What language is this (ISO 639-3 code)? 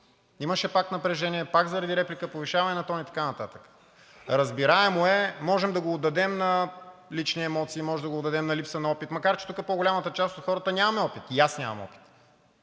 bul